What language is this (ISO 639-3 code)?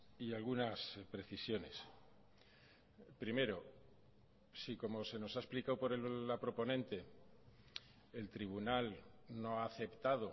spa